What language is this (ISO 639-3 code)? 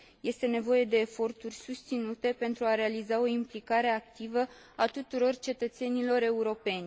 ron